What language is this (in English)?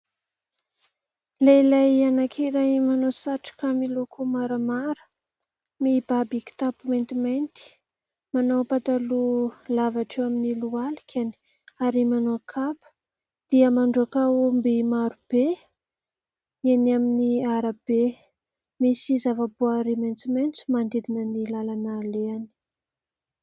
Malagasy